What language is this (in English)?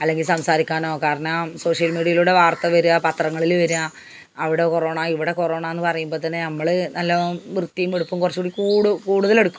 Malayalam